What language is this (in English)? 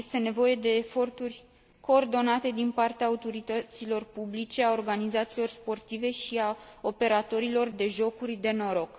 Romanian